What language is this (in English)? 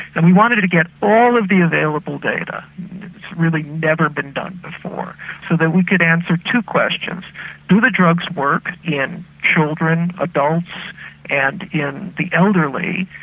English